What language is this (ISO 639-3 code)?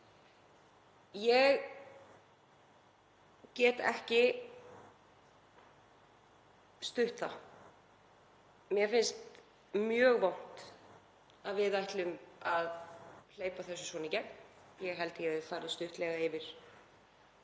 isl